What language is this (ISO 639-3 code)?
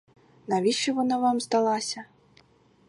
ukr